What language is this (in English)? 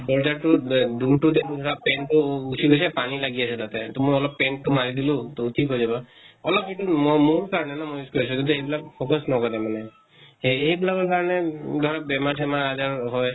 Assamese